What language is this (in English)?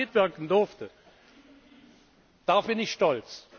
German